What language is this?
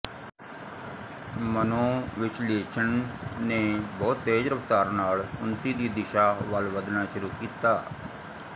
Punjabi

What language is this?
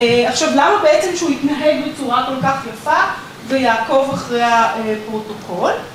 Hebrew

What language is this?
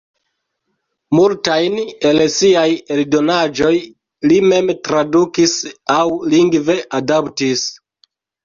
Esperanto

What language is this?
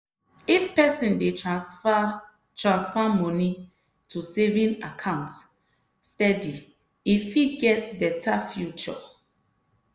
Nigerian Pidgin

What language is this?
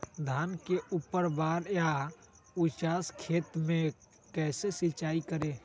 Magahi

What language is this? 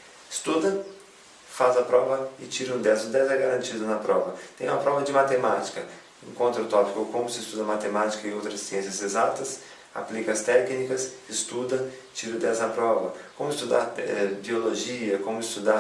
Portuguese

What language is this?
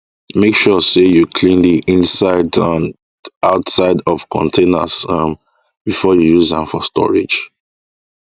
Nigerian Pidgin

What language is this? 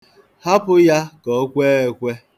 Igbo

